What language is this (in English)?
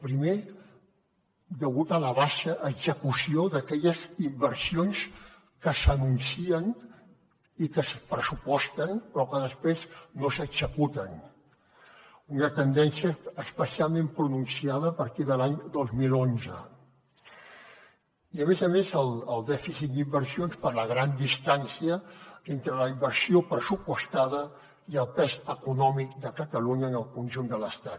Catalan